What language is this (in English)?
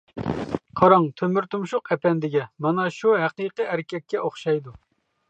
Uyghur